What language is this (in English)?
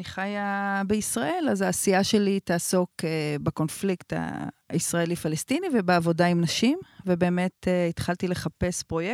Hebrew